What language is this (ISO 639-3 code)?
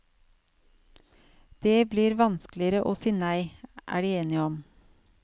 nor